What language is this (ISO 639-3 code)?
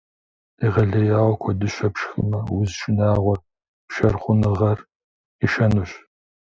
kbd